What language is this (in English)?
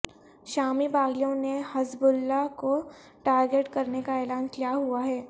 Urdu